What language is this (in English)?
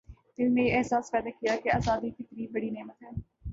Urdu